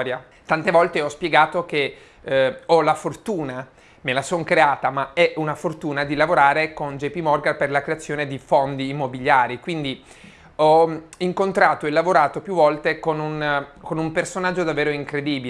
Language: Italian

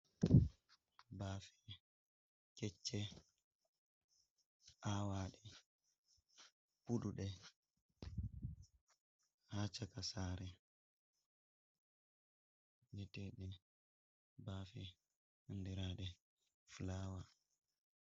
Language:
Fula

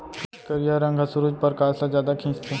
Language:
Chhattisgarhi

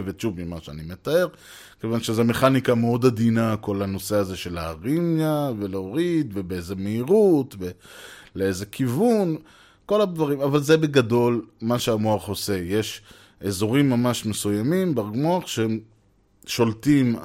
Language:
Hebrew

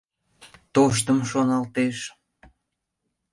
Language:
Mari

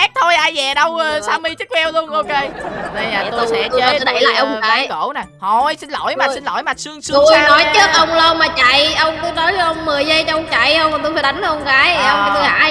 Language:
Vietnamese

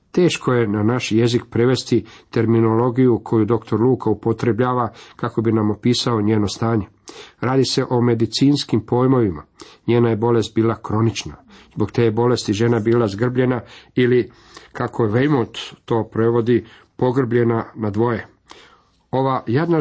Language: Croatian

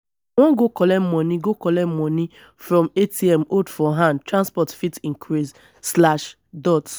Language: Nigerian Pidgin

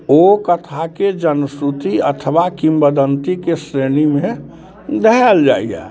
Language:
Maithili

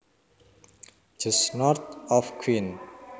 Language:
Javanese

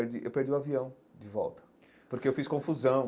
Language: Portuguese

